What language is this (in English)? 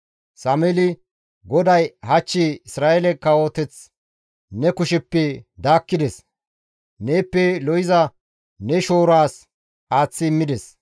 Gamo